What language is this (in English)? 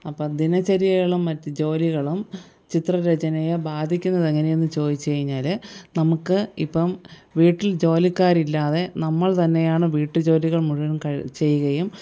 Malayalam